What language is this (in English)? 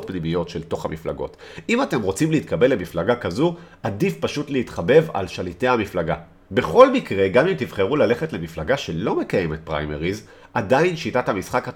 Hebrew